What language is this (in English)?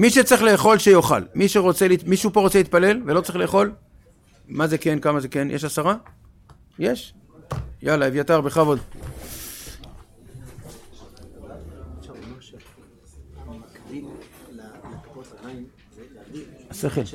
Hebrew